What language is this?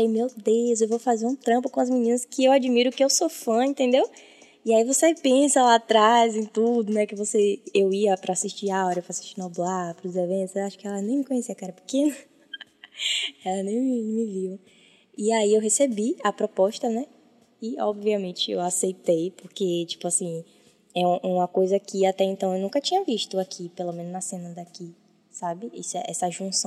Portuguese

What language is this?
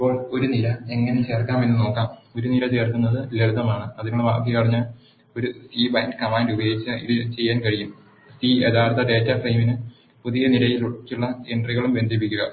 Malayalam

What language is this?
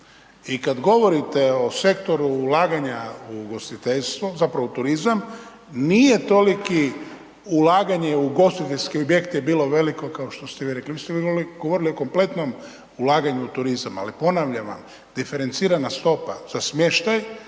Croatian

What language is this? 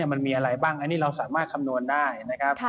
Thai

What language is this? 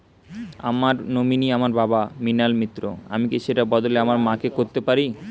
Bangla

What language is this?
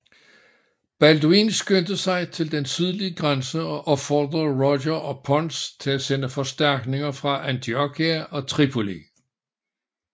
Danish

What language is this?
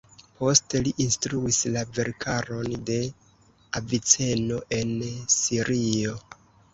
Esperanto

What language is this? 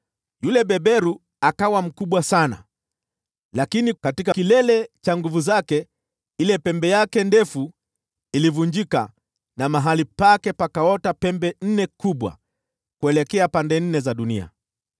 Swahili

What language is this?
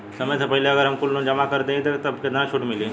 Bhojpuri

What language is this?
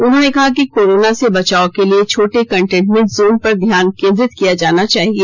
Hindi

